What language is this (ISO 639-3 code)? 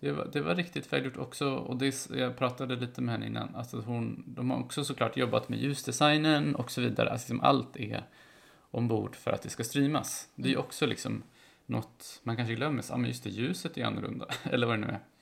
swe